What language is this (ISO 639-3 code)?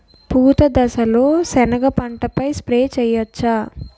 tel